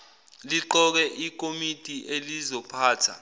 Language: Zulu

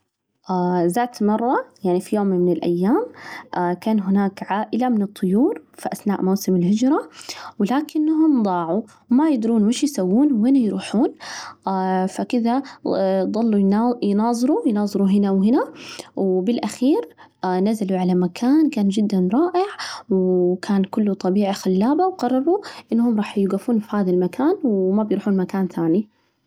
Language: Najdi Arabic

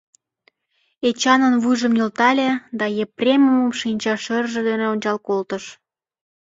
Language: Mari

